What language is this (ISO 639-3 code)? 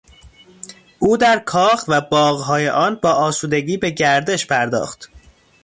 fas